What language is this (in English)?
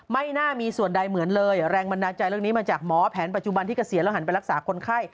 Thai